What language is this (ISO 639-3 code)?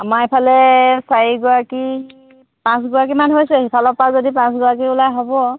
asm